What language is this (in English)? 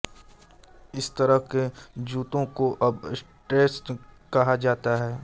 Hindi